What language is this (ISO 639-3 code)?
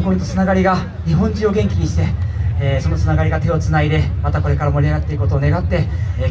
jpn